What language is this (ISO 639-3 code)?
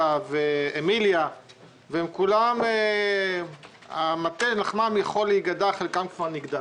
heb